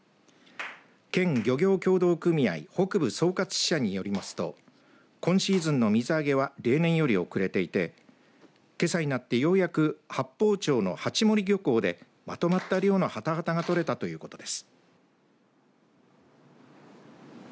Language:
Japanese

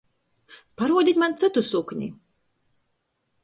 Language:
Latgalian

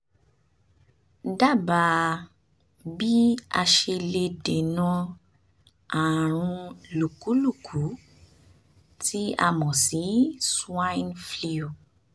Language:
Yoruba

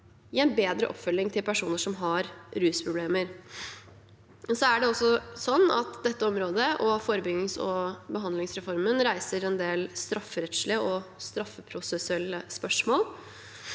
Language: Norwegian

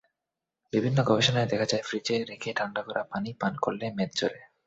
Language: Bangla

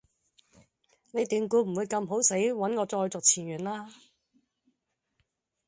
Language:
Cantonese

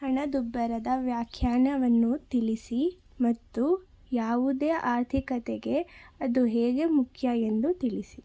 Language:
Kannada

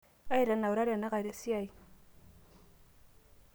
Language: Masai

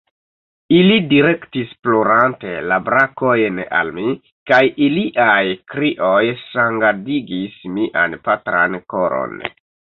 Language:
Esperanto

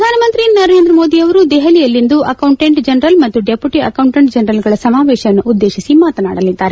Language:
Kannada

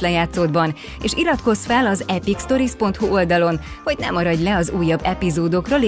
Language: Hungarian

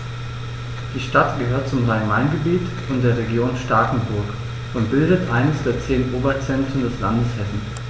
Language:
German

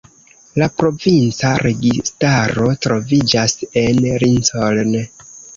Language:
Esperanto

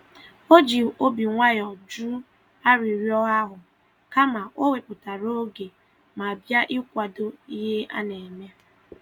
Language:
Igbo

